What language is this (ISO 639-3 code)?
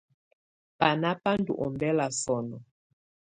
tvu